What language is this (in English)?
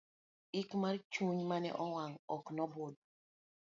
Luo (Kenya and Tanzania)